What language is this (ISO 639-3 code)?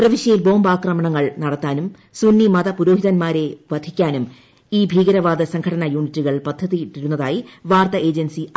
mal